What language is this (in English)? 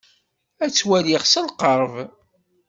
Kabyle